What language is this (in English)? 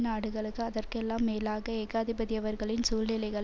Tamil